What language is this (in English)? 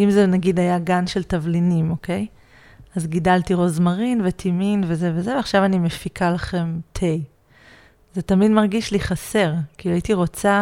Hebrew